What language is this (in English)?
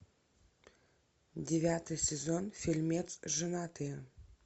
Russian